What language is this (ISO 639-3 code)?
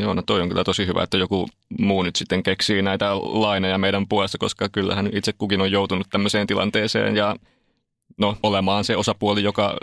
fin